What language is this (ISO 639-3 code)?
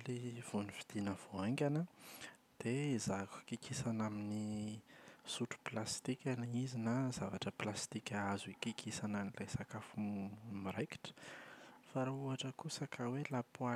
mlg